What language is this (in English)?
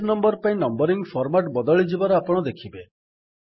Odia